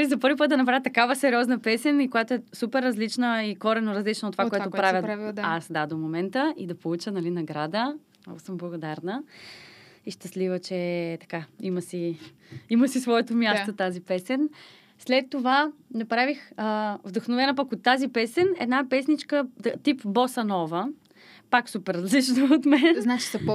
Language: Bulgarian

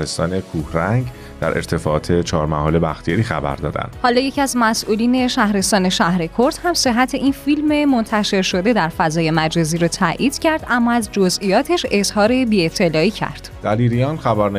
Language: Persian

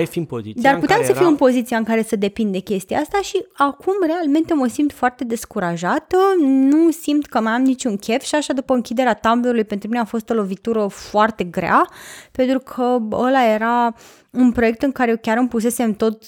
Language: Romanian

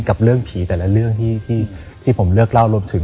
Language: Thai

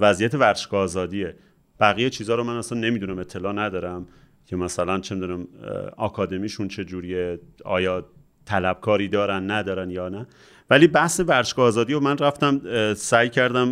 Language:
Persian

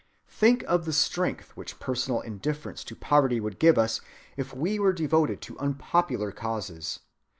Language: English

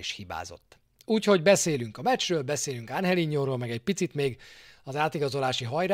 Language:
Hungarian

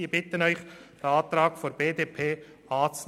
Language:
Swiss German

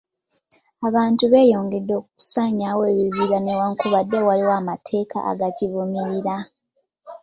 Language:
Ganda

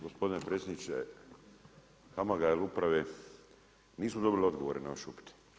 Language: Croatian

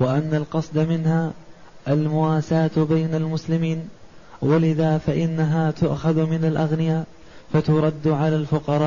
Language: Arabic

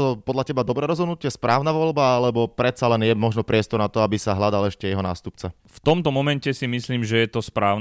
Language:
Slovak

